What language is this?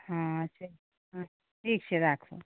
Maithili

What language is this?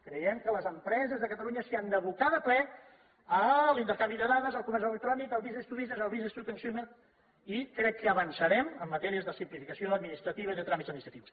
Catalan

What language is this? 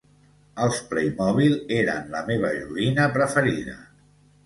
Catalan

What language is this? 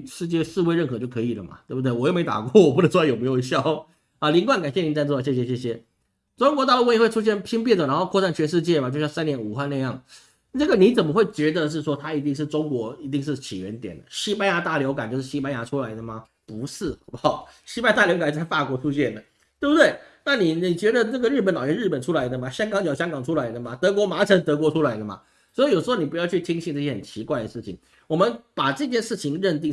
Chinese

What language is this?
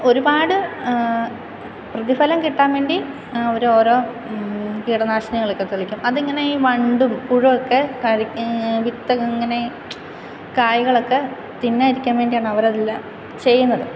Malayalam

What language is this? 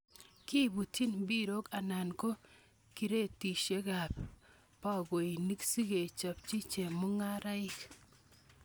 Kalenjin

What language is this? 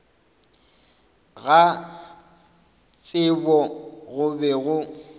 Northern Sotho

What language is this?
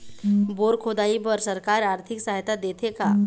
Chhattisgarhi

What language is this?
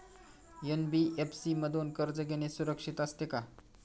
Marathi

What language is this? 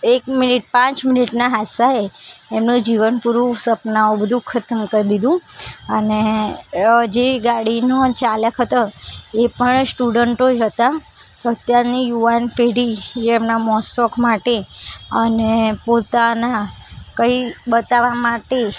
Gujarati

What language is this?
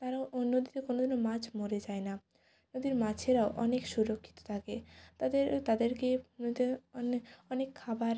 Bangla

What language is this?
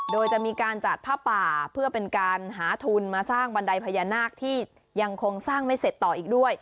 Thai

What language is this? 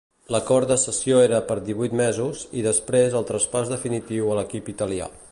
Catalan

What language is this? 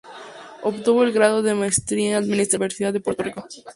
Spanish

